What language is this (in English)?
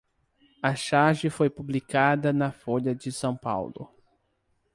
Portuguese